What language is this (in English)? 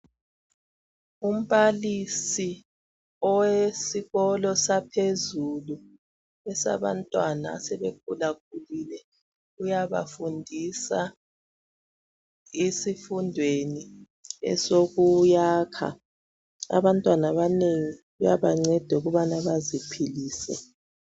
North Ndebele